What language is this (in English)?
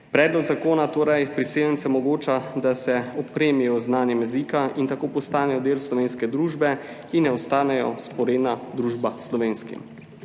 Slovenian